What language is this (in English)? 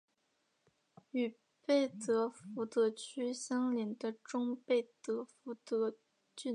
Chinese